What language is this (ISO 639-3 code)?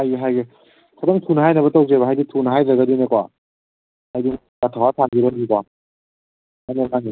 mni